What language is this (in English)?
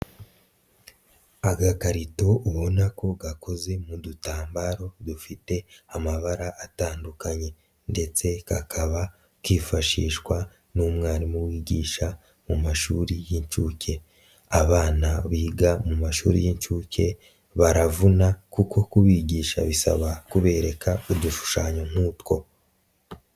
Kinyarwanda